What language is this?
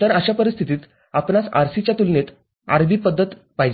Marathi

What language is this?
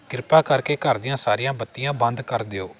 Punjabi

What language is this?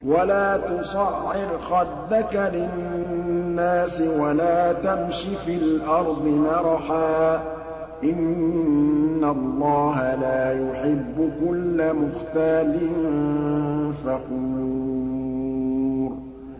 Arabic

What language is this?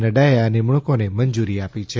Gujarati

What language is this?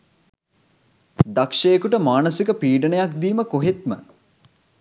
Sinhala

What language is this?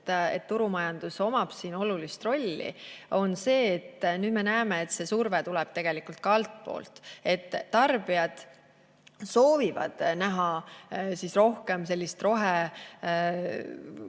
Estonian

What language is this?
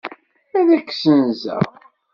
Kabyle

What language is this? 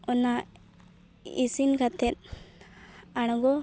Santali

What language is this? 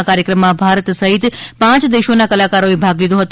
Gujarati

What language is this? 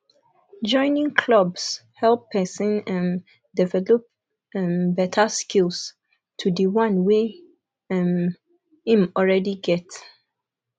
Nigerian Pidgin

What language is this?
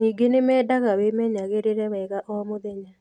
Kikuyu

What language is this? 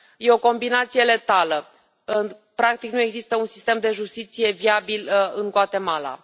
Romanian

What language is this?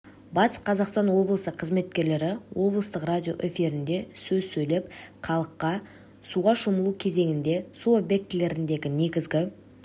Kazakh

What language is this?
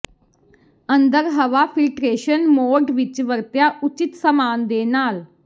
Punjabi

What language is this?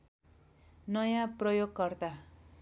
Nepali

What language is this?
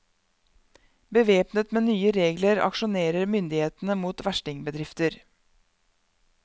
Norwegian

